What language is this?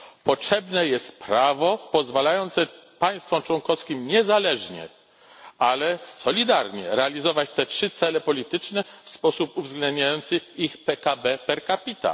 Polish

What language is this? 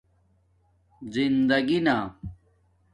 Domaaki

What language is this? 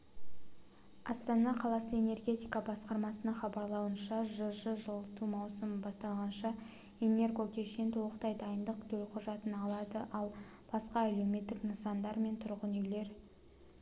Kazakh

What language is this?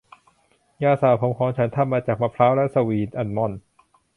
Thai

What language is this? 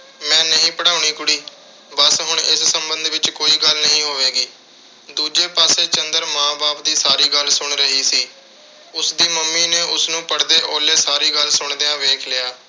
Punjabi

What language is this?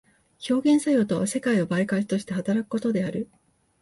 Japanese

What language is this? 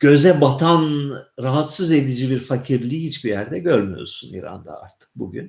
Turkish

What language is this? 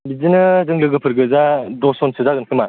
Bodo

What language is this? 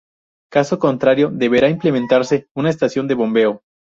Spanish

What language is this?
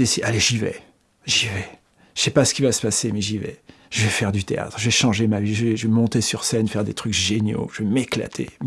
French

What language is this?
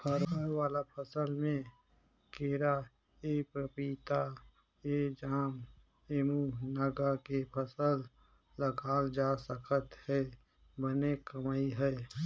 Chhattisgarhi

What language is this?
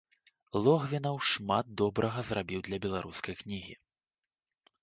Belarusian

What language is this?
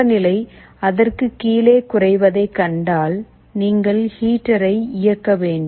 Tamil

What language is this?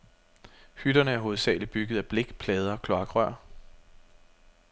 Danish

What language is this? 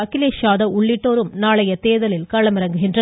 Tamil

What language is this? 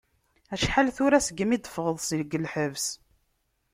Kabyle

